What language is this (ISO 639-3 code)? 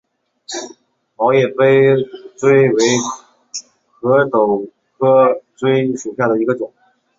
zho